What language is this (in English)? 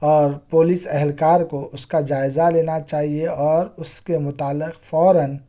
Urdu